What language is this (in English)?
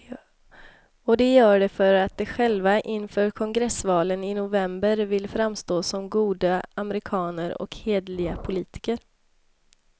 Swedish